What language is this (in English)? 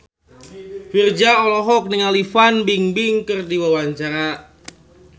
Sundanese